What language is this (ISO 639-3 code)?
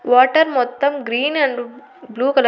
tel